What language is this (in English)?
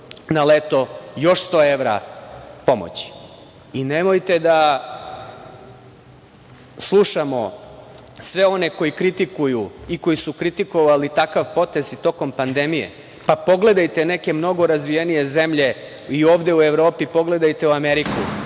Serbian